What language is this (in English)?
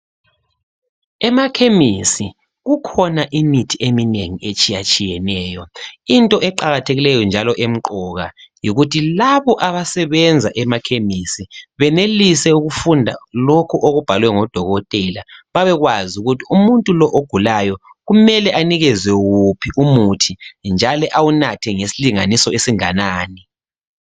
North Ndebele